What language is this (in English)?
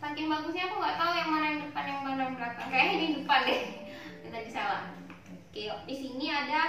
Indonesian